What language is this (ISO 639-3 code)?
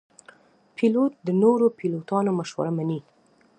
pus